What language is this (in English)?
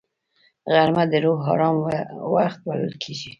Pashto